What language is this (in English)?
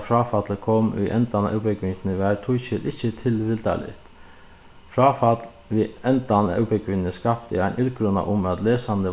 Faroese